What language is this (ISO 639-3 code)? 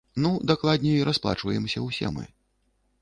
bel